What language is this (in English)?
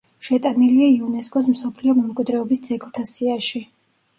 Georgian